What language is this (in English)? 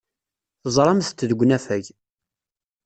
Kabyle